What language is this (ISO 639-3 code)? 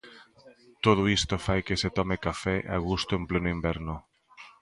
glg